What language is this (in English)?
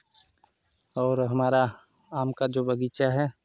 Hindi